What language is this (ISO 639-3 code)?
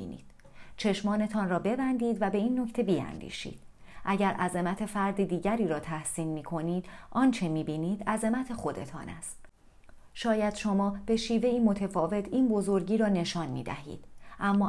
fas